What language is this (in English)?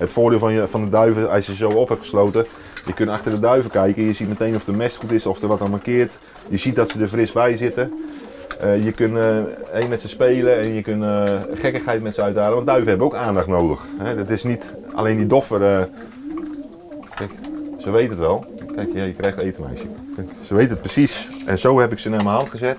Dutch